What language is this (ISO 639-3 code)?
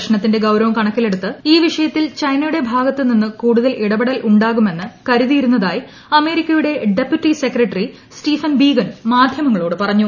mal